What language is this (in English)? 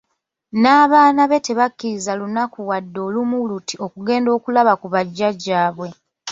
Ganda